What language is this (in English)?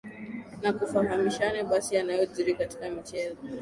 Swahili